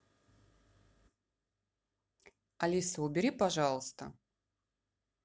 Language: Russian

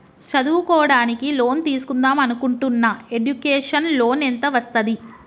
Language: Telugu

